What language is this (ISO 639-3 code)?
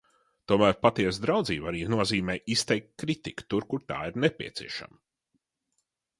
lav